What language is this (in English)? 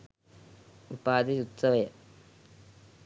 Sinhala